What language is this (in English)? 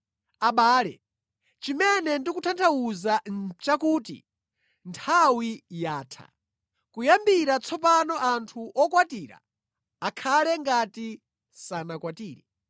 Nyanja